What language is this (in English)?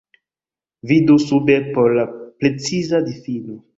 Esperanto